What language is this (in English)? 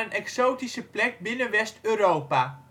Dutch